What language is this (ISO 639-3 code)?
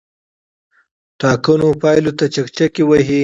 pus